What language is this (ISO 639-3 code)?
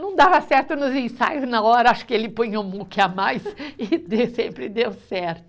por